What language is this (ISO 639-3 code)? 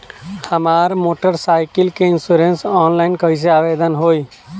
bho